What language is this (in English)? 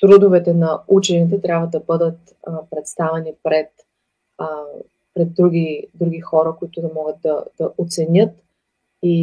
Bulgarian